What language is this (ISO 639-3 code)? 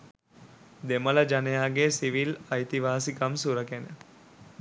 sin